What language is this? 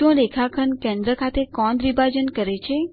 Gujarati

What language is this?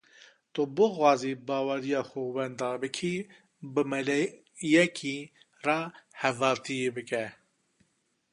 Kurdish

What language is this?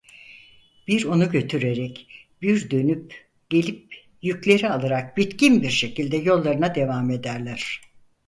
Turkish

